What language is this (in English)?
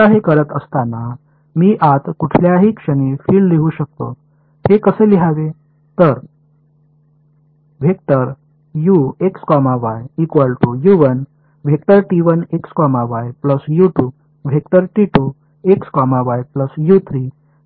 Marathi